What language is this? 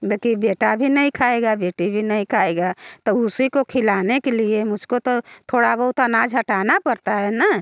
Hindi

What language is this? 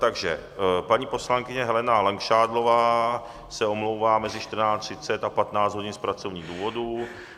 Czech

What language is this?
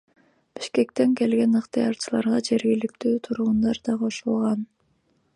Kyrgyz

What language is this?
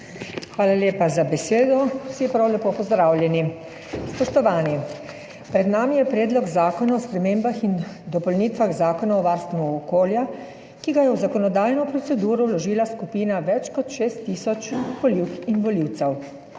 Slovenian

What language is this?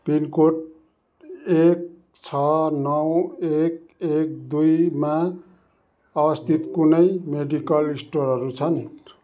Nepali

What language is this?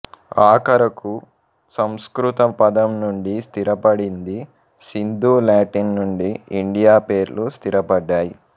Telugu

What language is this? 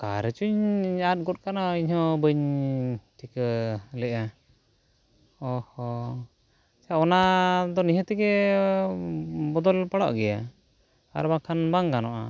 Santali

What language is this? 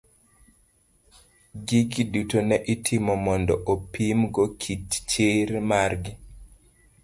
Luo (Kenya and Tanzania)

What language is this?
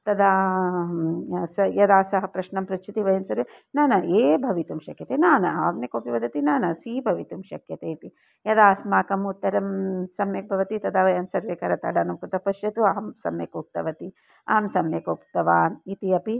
Sanskrit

